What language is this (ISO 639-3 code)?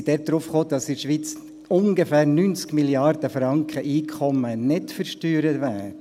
gsw